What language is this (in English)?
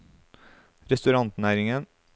Norwegian